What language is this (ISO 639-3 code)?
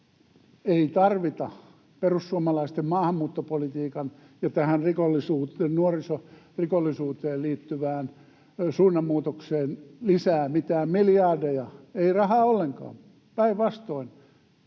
fin